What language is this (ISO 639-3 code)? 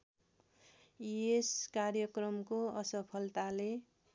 nep